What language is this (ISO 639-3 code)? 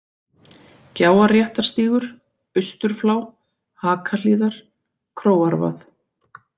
isl